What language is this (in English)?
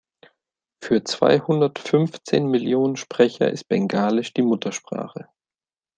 German